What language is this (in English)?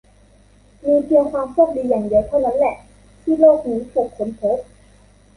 Thai